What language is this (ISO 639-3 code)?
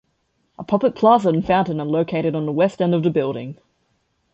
eng